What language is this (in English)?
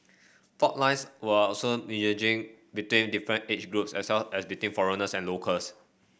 English